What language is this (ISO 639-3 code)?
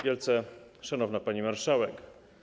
pol